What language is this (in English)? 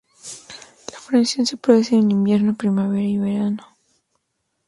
Spanish